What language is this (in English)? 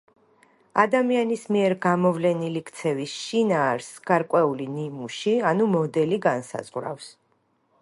Georgian